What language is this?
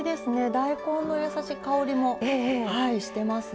Japanese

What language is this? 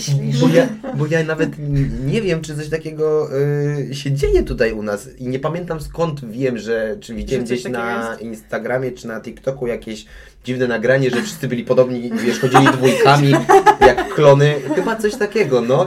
Polish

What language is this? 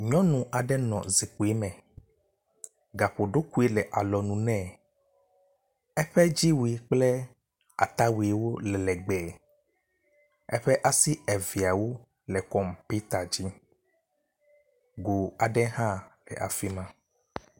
Ewe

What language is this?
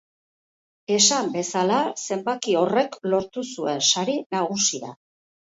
Basque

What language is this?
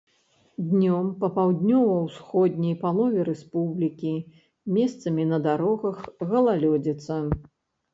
Belarusian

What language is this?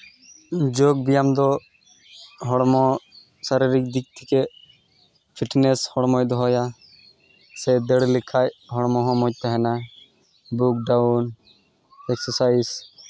Santali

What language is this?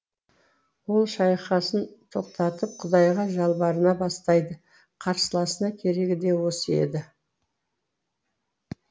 Kazakh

